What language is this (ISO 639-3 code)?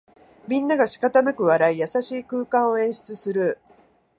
jpn